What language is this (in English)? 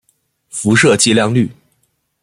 Chinese